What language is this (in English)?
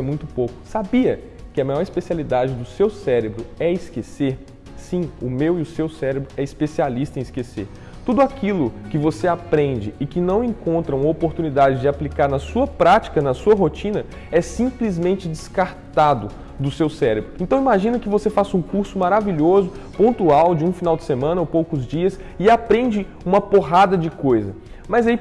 Portuguese